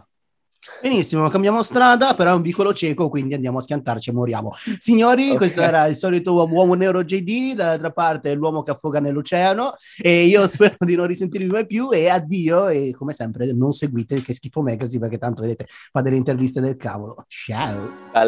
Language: Italian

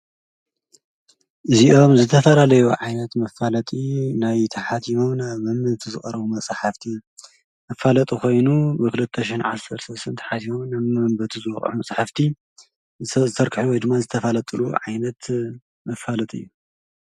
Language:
Tigrinya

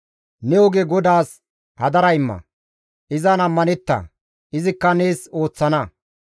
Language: Gamo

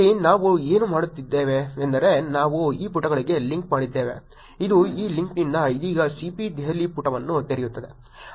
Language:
Kannada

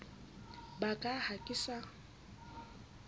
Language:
Southern Sotho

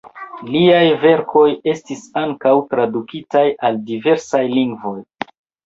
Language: Esperanto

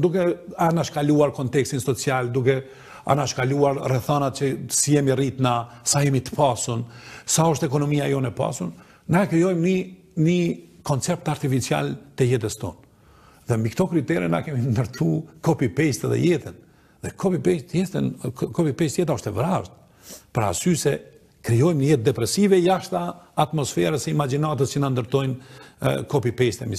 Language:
Romanian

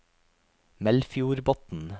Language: Norwegian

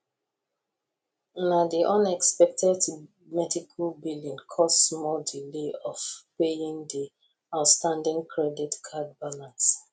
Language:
Nigerian Pidgin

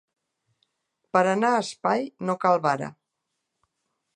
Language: Catalan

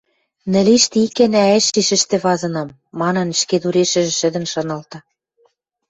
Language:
Western Mari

